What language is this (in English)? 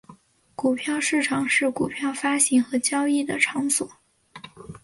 Chinese